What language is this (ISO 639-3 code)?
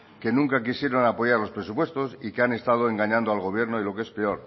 spa